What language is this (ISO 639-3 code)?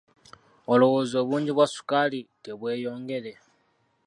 lug